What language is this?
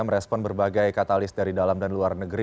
Indonesian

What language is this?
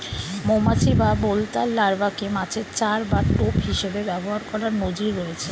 Bangla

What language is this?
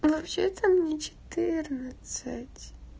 Russian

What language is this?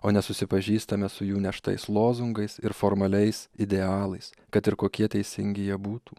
Lithuanian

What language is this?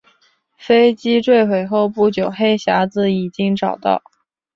Chinese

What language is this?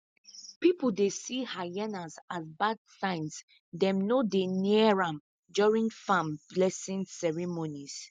Nigerian Pidgin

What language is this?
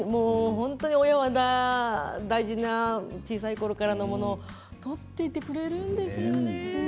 Japanese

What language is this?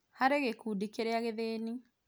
Kikuyu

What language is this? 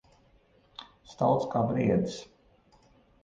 Latvian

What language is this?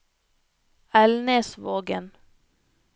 Norwegian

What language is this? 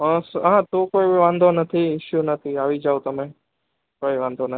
Gujarati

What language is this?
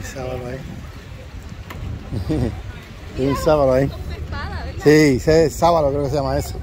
Spanish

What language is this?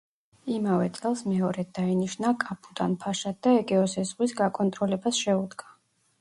Georgian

